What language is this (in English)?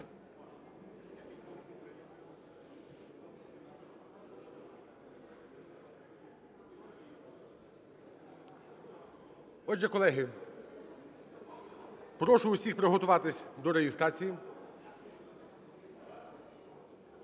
Ukrainian